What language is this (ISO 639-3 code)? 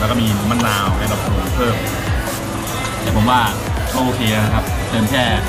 tha